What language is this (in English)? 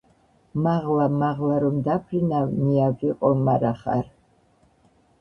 Georgian